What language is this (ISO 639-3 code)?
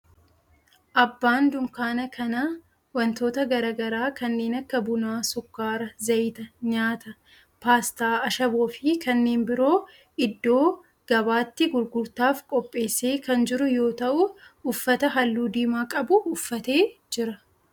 orm